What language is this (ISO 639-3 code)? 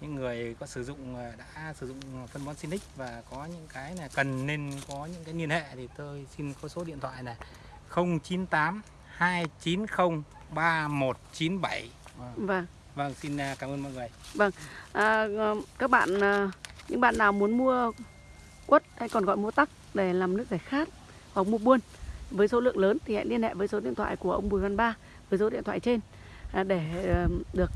vie